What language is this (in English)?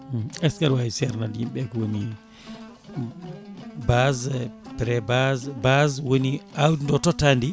Fula